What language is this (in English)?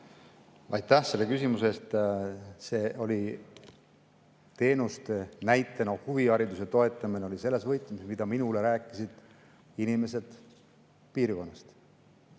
Estonian